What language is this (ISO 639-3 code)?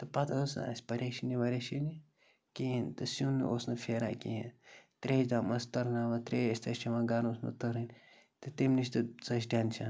kas